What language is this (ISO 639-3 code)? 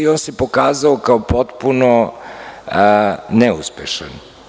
srp